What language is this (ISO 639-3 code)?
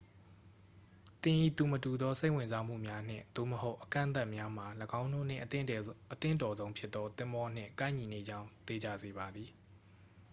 mya